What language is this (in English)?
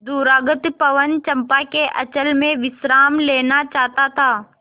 Hindi